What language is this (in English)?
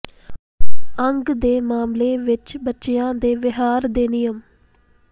Punjabi